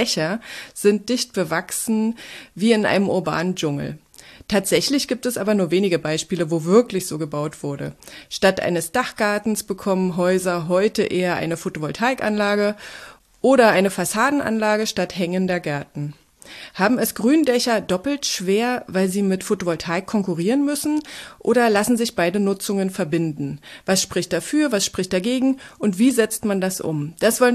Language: German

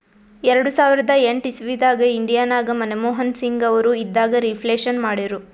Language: Kannada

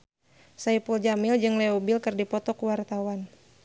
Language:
Sundanese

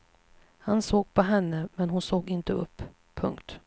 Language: Swedish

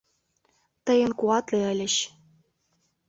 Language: Mari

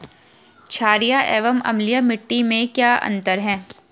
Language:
Hindi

